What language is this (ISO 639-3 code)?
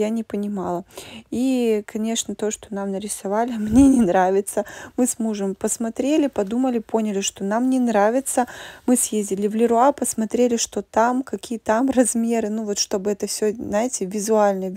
rus